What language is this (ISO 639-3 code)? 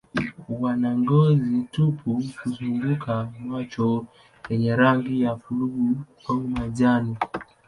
swa